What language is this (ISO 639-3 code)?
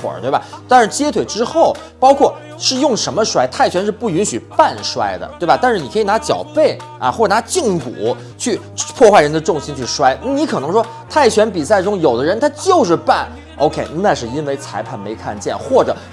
zho